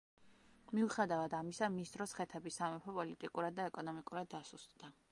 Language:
Georgian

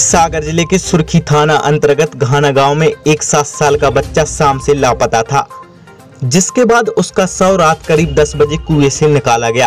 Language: Hindi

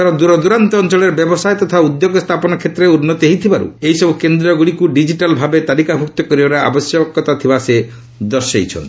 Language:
Odia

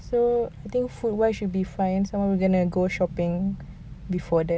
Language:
English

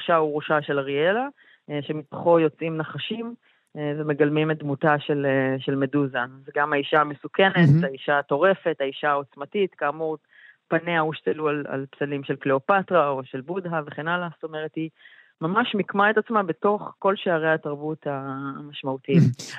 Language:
Hebrew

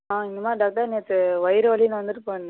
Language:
Tamil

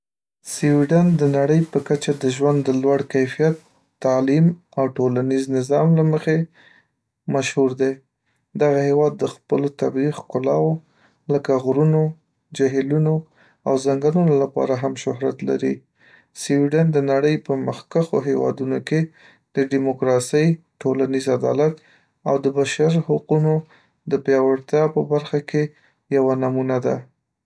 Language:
Pashto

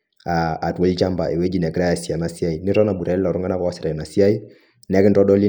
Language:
Masai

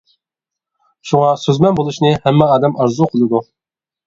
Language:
Uyghur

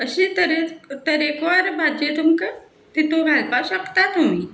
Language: Konkani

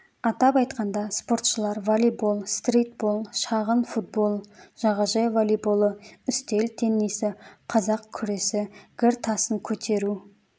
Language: Kazakh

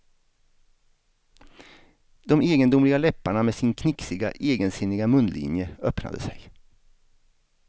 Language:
Swedish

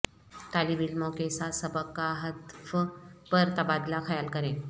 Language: Urdu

